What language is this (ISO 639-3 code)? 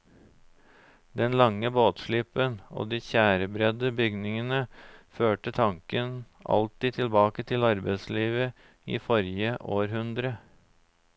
nor